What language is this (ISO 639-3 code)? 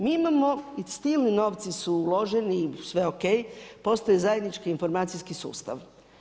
hrv